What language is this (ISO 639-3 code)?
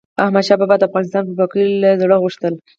pus